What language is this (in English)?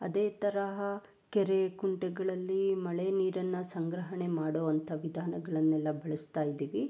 Kannada